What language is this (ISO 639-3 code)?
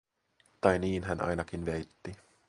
fin